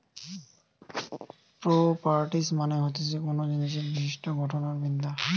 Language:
Bangla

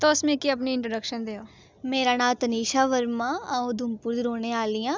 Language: Dogri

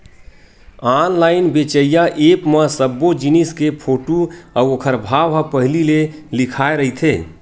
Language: Chhattisgarhi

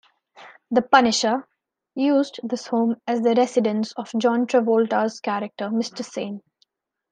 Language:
English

